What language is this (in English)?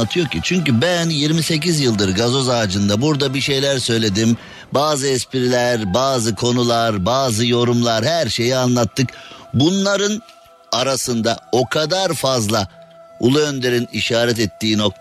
Turkish